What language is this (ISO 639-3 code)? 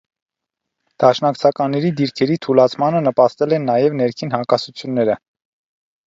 hye